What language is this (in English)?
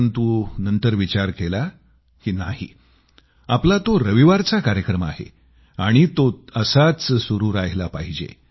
Marathi